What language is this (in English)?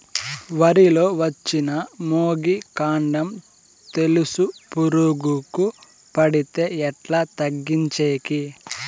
Telugu